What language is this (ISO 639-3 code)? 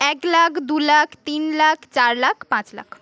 ben